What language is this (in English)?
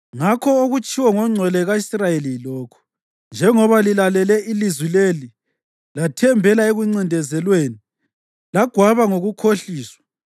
North Ndebele